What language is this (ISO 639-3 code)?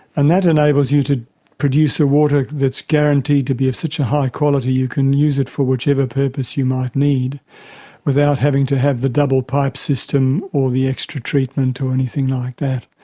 eng